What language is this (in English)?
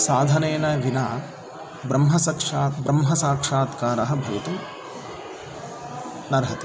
Sanskrit